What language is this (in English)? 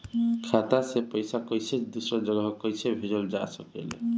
Bhojpuri